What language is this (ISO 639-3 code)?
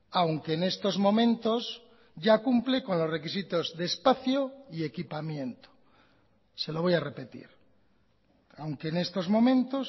spa